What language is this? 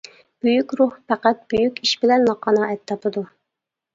Uyghur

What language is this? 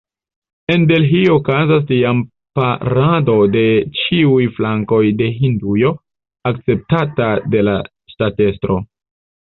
Esperanto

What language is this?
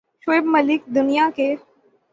Urdu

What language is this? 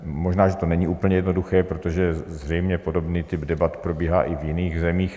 Czech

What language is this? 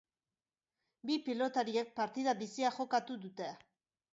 Basque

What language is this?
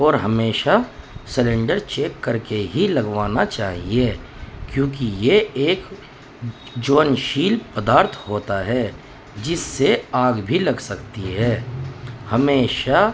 Urdu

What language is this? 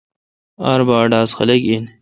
Kalkoti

